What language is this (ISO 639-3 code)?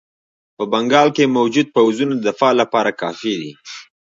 pus